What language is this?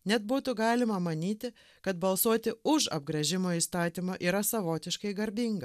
Lithuanian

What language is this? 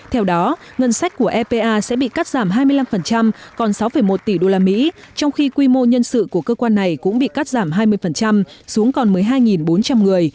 Vietnamese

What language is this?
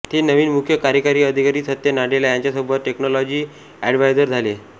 Marathi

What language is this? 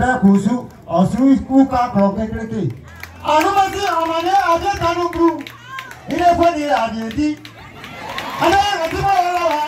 French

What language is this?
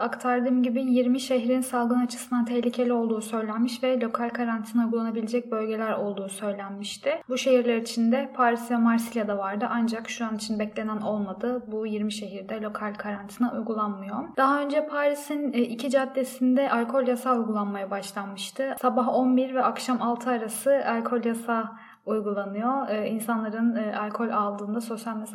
Turkish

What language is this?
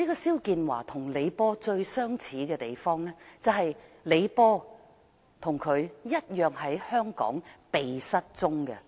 Cantonese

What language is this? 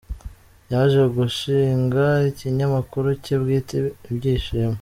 Kinyarwanda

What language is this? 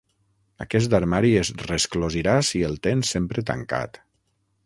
Catalan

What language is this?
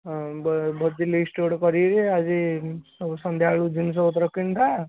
Odia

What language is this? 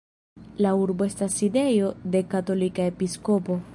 Esperanto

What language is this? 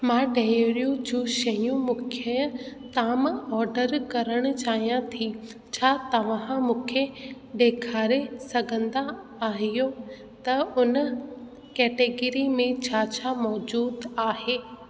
Sindhi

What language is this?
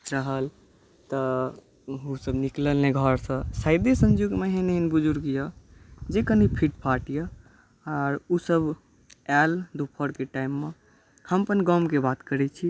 Maithili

